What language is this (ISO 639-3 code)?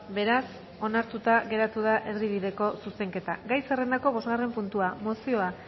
eus